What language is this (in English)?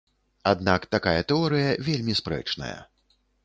Belarusian